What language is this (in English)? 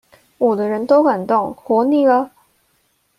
Chinese